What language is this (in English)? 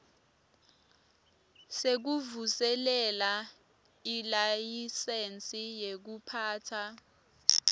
Swati